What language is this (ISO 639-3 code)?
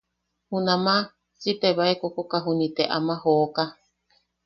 yaq